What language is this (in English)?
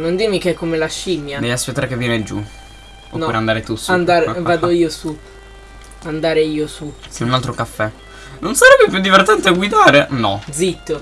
Italian